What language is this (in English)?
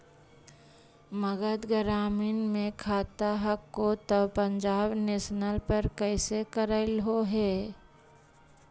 Magahi